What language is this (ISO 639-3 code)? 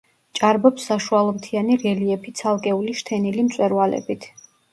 kat